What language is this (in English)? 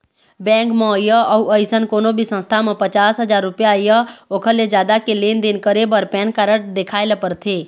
Chhattisgarhi